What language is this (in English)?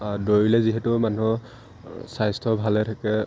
Assamese